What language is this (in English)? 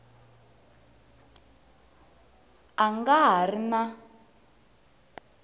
Tsonga